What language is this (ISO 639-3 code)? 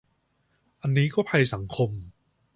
tha